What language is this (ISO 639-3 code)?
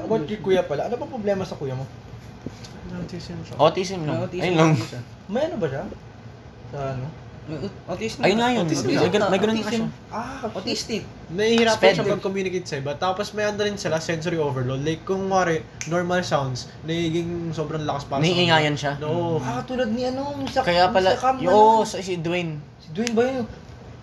fil